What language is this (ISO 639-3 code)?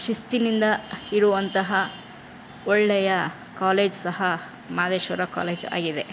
kan